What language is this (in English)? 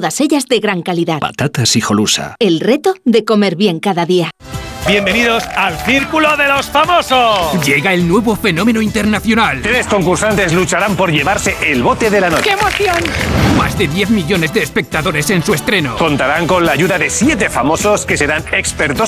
Spanish